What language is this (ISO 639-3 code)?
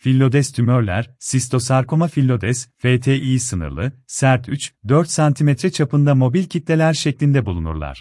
tur